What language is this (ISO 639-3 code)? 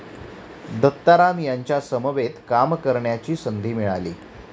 mar